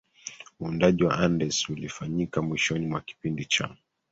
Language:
Swahili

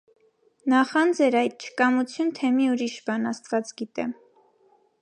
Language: Armenian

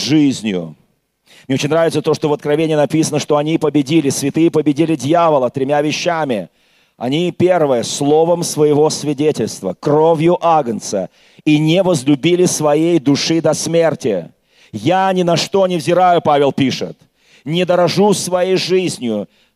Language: Russian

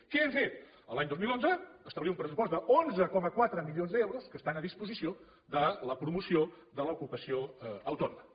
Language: Catalan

